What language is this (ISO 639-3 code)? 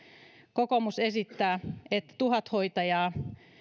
fin